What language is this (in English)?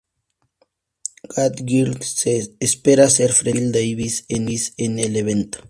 Spanish